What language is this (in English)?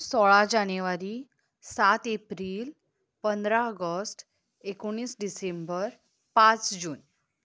Konkani